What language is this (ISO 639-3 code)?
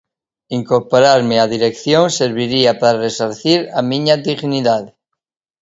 glg